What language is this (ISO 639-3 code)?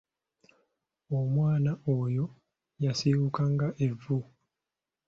lug